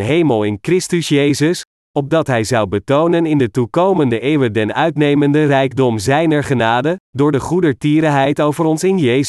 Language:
Dutch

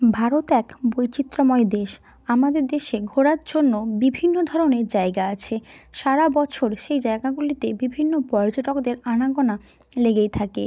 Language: Bangla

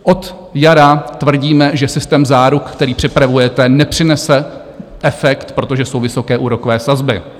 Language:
Czech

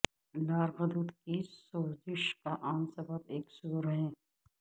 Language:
Urdu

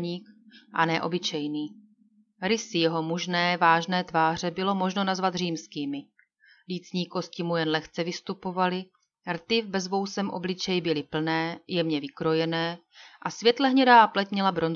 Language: Czech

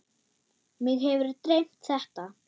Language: Icelandic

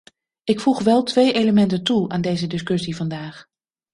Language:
Dutch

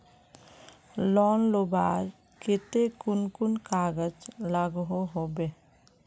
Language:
Magahi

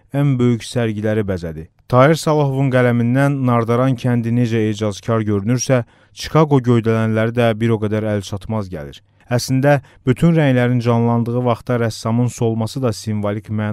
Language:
Turkish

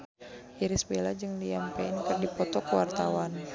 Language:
Sundanese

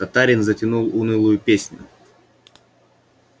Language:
Russian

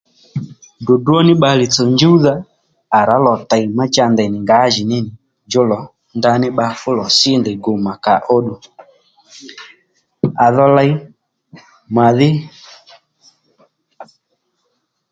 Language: Lendu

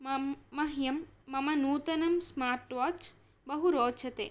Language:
Sanskrit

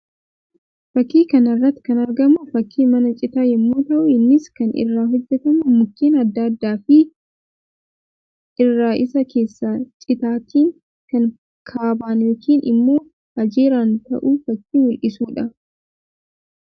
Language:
Oromo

